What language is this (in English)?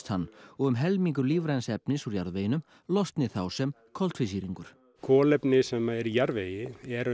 Icelandic